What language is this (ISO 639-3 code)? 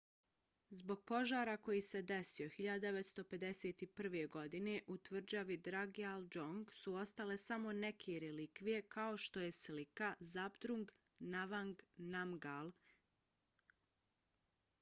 bos